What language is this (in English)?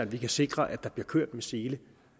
Danish